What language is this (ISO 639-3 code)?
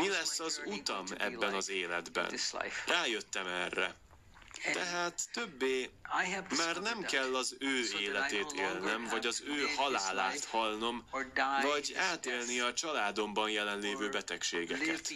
hun